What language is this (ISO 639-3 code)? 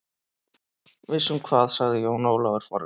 isl